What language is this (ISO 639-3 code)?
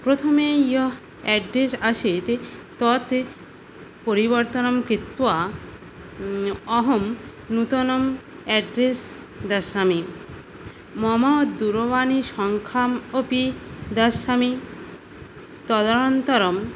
san